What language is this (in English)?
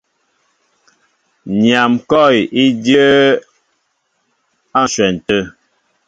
Mbo (Cameroon)